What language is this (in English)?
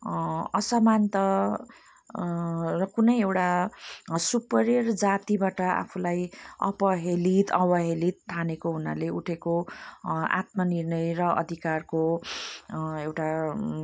Nepali